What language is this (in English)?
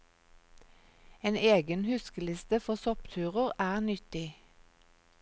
Norwegian